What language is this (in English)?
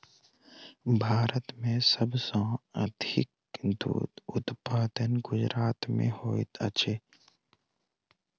Maithili